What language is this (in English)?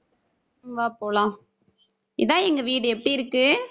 Tamil